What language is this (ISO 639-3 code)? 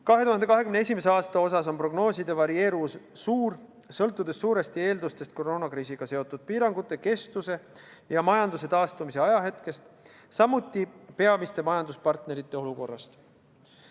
est